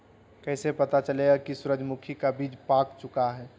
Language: Magahi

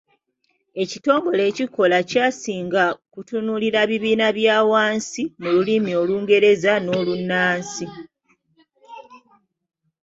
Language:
Ganda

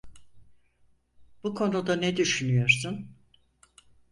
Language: Turkish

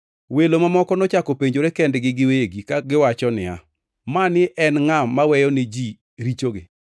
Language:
Luo (Kenya and Tanzania)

